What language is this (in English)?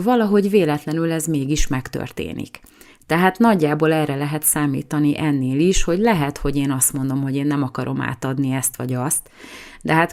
Hungarian